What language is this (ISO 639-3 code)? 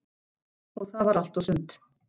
isl